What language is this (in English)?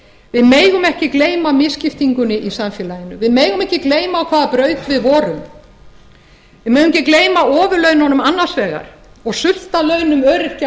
Icelandic